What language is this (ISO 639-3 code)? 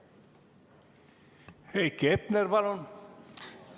est